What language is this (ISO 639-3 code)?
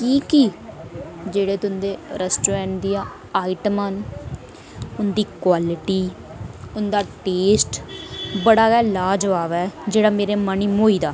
doi